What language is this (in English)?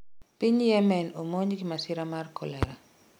Luo (Kenya and Tanzania)